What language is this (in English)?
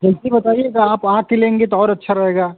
Hindi